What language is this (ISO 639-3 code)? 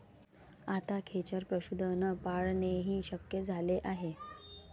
mar